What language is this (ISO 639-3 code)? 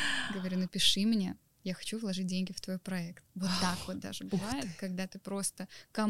rus